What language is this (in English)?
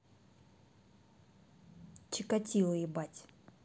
Russian